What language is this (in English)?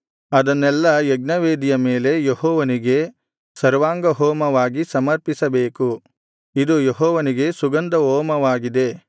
Kannada